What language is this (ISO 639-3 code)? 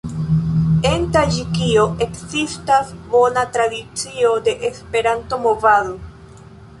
epo